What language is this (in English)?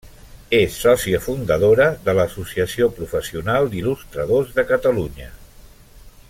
Catalan